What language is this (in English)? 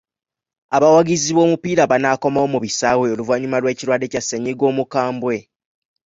Ganda